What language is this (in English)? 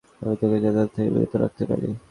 Bangla